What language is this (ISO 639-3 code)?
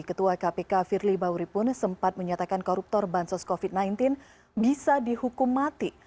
ind